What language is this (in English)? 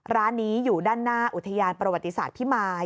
Thai